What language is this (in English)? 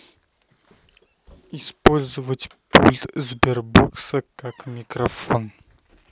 Russian